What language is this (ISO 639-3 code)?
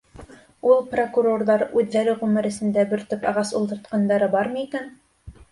bak